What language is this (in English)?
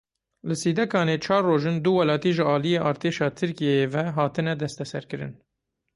Kurdish